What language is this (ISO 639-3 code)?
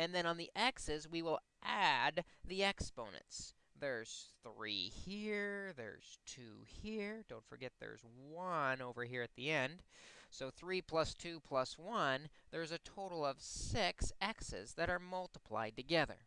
eng